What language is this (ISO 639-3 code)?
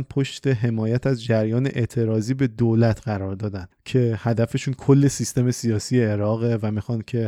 fas